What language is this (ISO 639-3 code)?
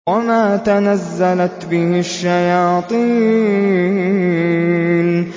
ara